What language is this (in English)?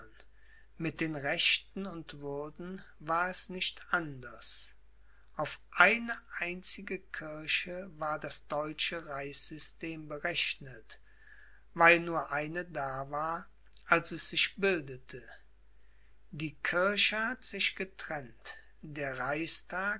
German